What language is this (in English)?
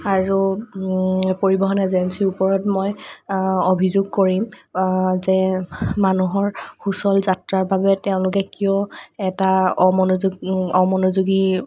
Assamese